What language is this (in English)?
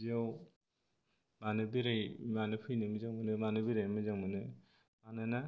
Bodo